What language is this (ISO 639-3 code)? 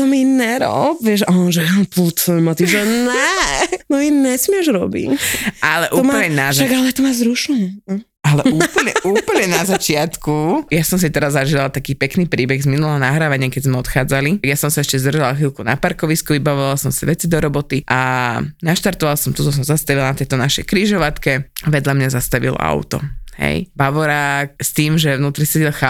slk